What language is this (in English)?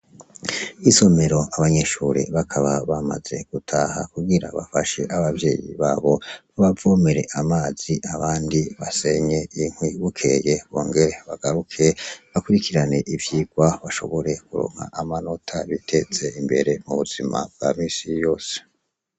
Rundi